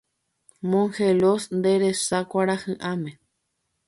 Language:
Guarani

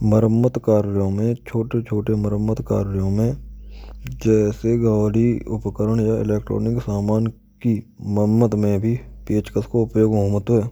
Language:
Braj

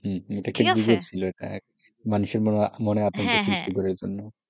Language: Bangla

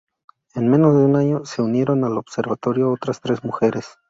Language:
Spanish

